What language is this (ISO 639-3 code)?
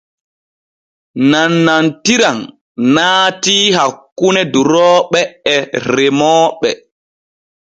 fue